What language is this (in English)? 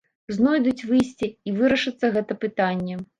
Belarusian